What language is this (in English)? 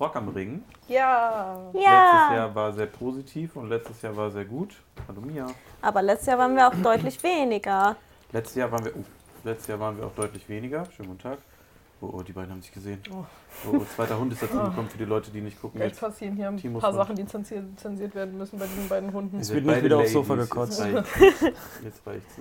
German